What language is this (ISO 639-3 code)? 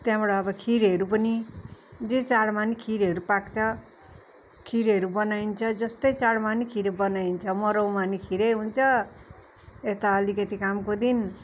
nep